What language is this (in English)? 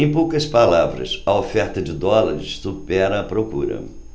Portuguese